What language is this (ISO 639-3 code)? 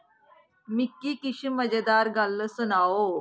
doi